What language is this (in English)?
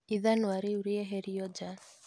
Kikuyu